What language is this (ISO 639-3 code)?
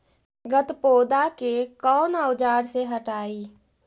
mag